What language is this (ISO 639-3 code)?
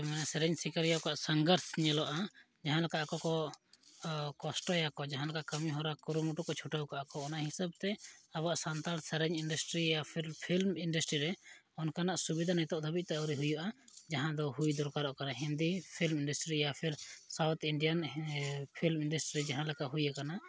sat